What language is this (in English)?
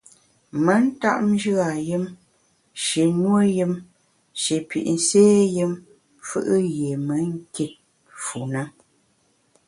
Bamun